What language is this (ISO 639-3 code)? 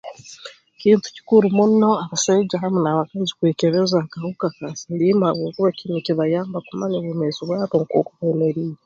ttj